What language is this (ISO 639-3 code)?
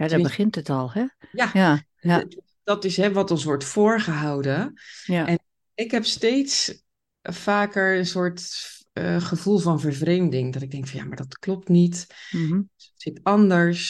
nld